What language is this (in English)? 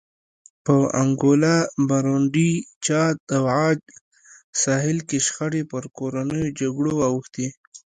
Pashto